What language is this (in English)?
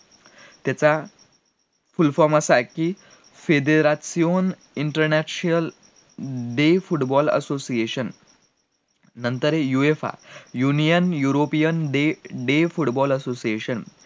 Marathi